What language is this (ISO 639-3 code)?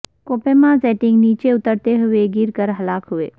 urd